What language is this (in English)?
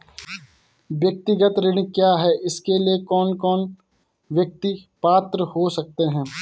Hindi